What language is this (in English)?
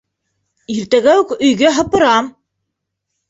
Bashkir